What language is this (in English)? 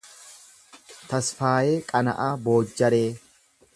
Oromo